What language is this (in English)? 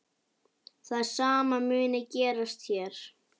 Icelandic